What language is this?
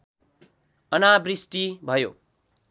Nepali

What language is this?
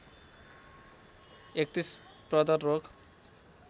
Nepali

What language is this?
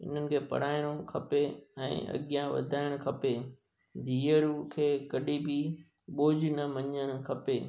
Sindhi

